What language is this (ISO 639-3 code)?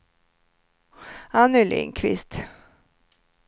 swe